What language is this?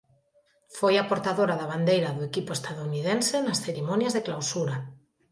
Galician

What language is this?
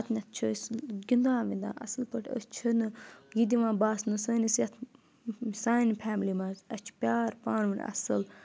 Kashmiri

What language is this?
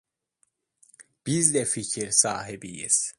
Turkish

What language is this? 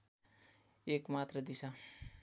Nepali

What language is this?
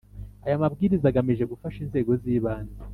Kinyarwanda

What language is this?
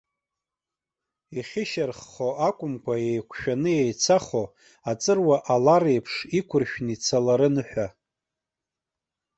Abkhazian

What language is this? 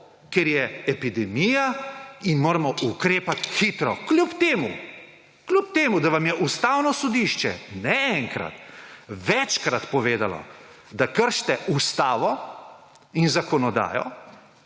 Slovenian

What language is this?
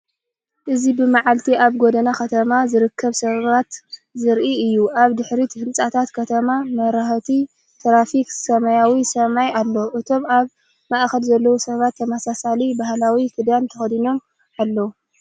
Tigrinya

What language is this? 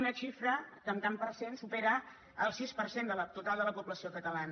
Catalan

